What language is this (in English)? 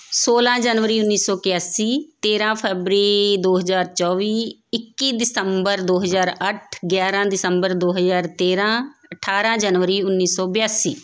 Punjabi